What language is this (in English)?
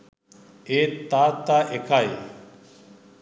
Sinhala